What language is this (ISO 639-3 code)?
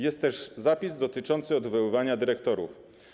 pol